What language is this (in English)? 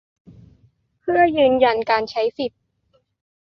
Thai